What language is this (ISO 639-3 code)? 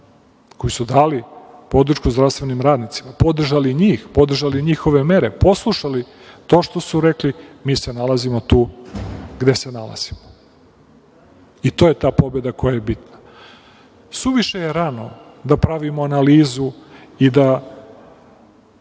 srp